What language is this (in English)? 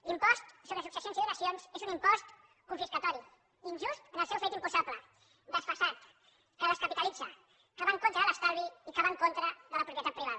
Catalan